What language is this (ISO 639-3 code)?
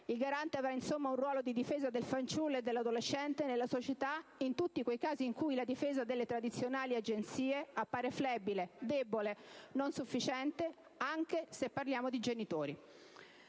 ita